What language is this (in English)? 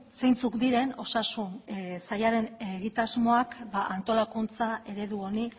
Basque